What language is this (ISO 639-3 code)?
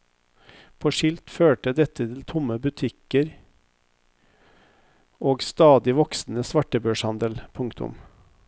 nor